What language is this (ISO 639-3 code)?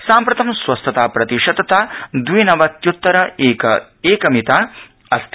san